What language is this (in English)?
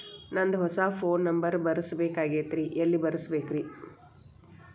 Kannada